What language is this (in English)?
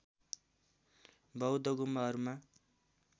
Nepali